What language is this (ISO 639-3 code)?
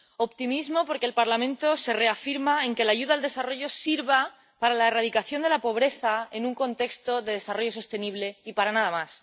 spa